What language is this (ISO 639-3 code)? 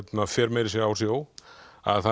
isl